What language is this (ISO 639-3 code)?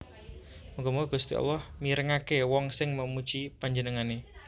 jav